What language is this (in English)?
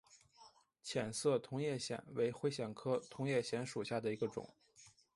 Chinese